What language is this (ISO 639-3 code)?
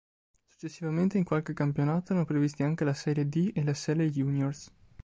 ita